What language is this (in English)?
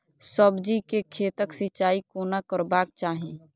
Maithili